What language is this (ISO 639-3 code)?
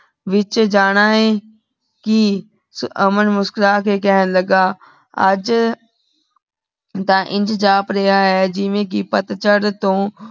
pan